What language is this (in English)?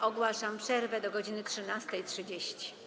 Polish